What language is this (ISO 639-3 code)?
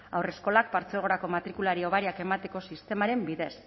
eus